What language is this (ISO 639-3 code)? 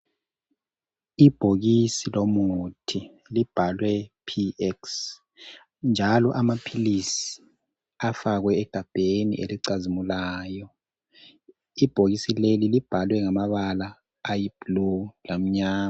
nde